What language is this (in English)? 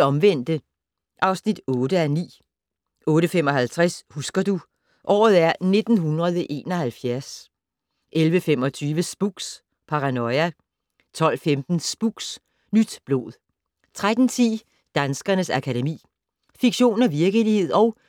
Danish